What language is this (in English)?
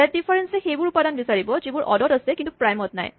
Assamese